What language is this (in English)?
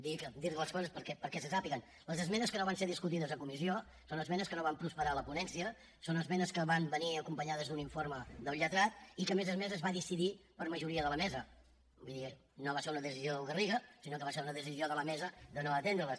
Catalan